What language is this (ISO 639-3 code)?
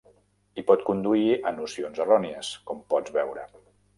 cat